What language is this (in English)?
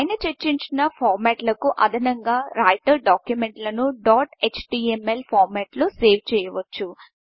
Telugu